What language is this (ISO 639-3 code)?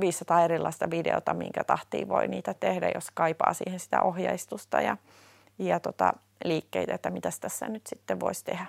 fin